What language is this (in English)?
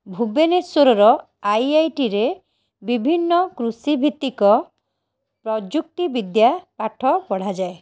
Odia